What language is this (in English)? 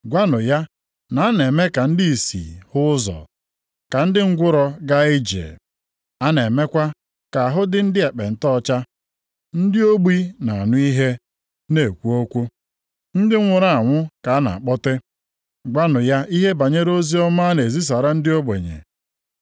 Igbo